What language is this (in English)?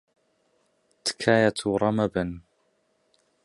Central Kurdish